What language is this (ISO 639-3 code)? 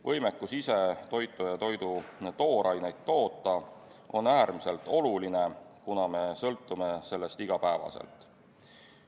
est